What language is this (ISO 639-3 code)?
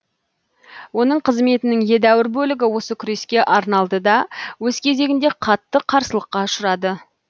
kaz